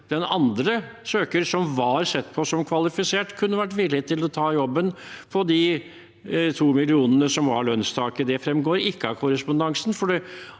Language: Norwegian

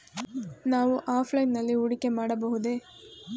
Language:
Kannada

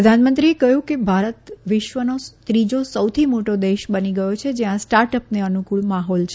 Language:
Gujarati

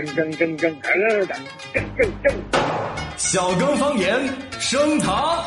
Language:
Chinese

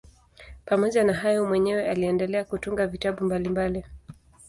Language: Swahili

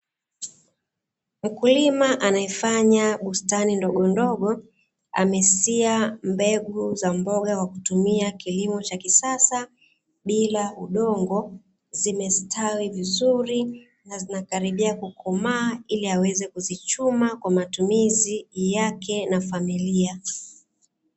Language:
Swahili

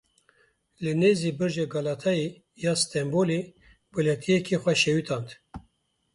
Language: Kurdish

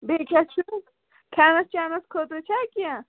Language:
Kashmiri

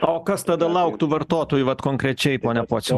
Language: Lithuanian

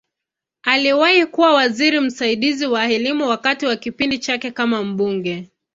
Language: Swahili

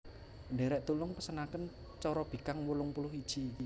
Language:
Javanese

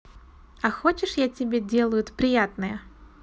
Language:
Russian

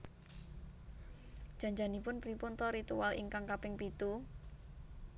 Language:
Javanese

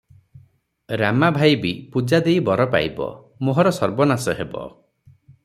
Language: Odia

